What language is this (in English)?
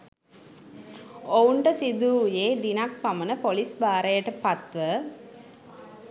Sinhala